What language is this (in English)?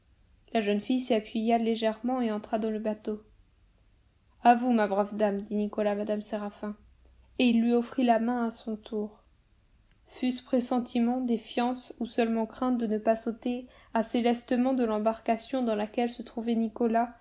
French